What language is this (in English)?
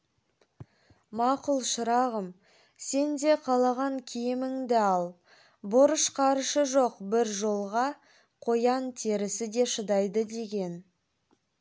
Kazakh